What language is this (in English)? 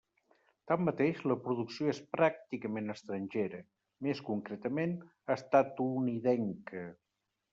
Catalan